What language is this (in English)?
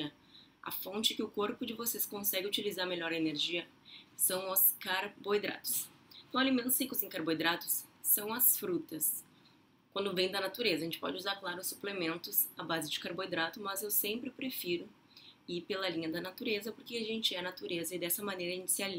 Portuguese